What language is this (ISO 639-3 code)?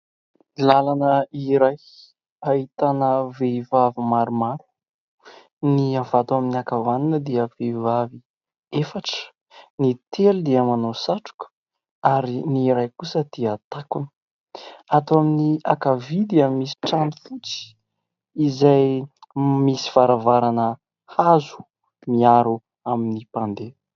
mlg